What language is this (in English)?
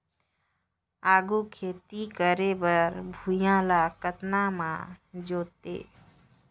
Chhattisgarhi